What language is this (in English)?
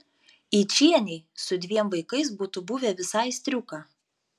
Lithuanian